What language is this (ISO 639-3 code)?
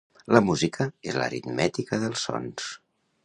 cat